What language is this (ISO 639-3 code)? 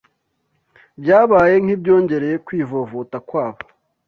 kin